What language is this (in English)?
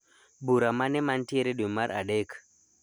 Luo (Kenya and Tanzania)